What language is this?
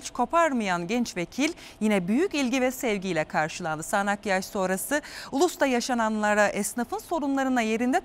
Turkish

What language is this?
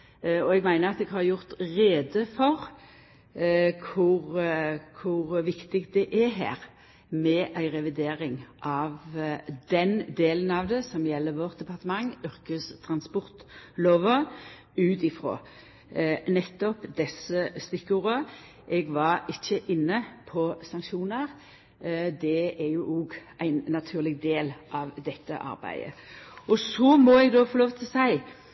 Norwegian Nynorsk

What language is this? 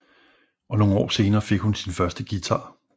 Danish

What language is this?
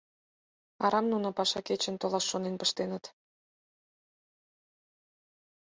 Mari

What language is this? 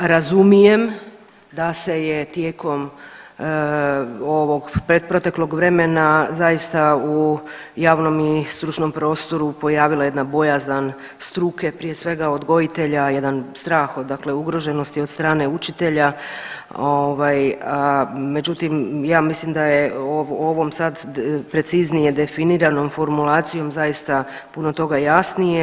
Croatian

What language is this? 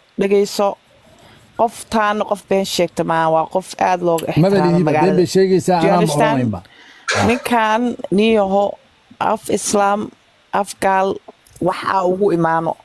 Arabic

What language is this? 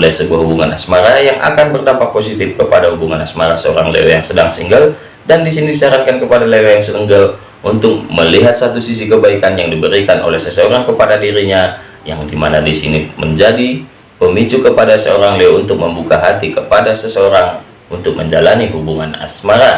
Indonesian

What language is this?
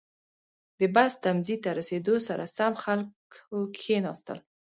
Pashto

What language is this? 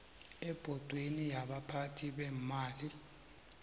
South Ndebele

